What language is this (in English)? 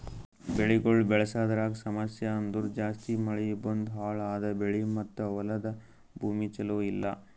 Kannada